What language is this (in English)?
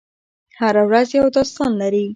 Pashto